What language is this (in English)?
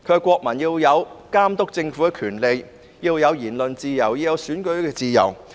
Cantonese